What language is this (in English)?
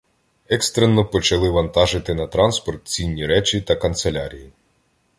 Ukrainian